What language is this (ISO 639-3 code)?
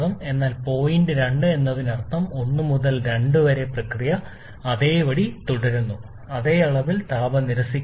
mal